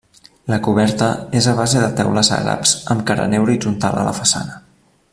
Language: Catalan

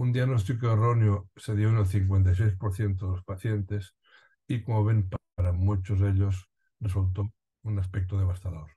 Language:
Spanish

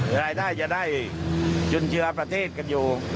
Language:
Thai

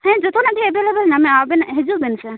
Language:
Santali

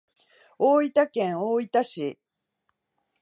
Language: Japanese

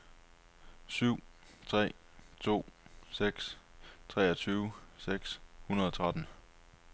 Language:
Danish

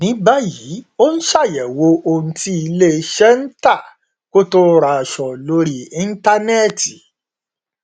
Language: Yoruba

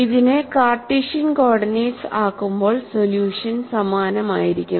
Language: Malayalam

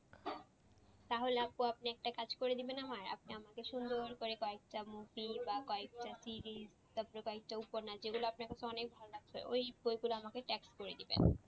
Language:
Bangla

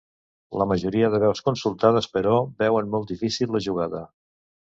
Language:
Catalan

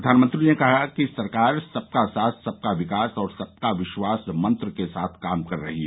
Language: Hindi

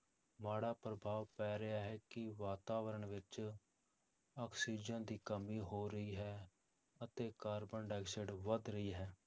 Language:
Punjabi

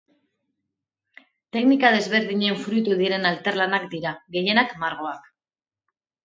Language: Basque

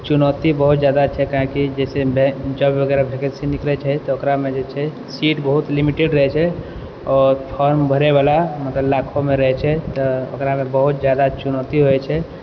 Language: Maithili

